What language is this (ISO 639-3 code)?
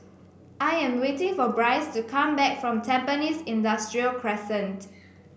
eng